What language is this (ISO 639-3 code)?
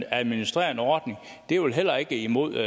dan